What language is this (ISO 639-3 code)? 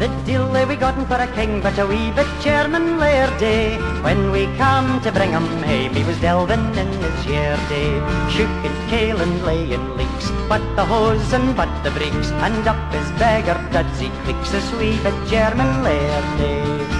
eng